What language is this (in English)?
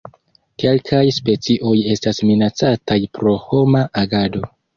Esperanto